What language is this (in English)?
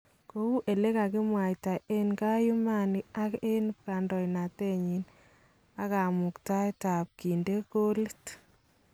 Kalenjin